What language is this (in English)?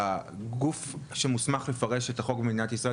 Hebrew